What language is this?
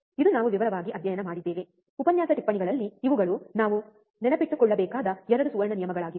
Kannada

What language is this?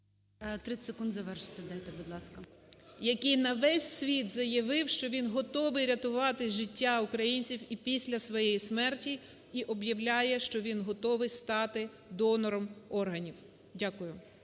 Ukrainian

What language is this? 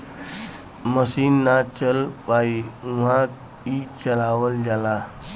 Bhojpuri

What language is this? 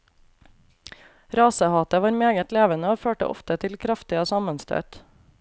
Norwegian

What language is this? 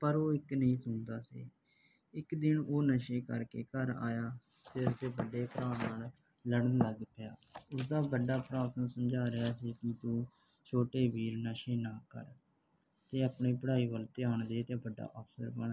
Punjabi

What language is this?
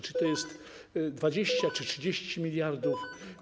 Polish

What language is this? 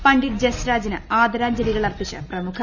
Malayalam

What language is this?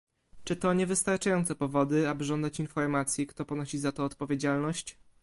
Polish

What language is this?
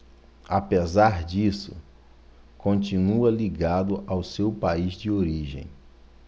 Portuguese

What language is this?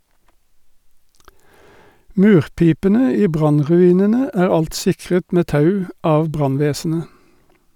Norwegian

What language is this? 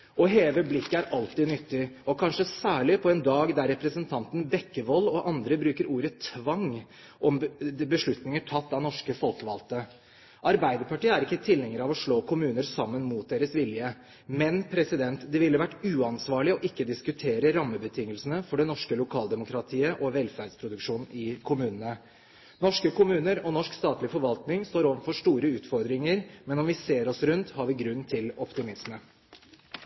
Norwegian Bokmål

